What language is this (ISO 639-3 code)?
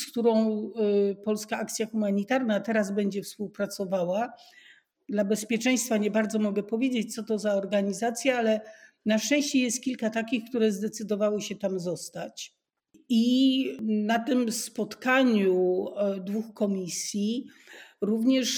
pol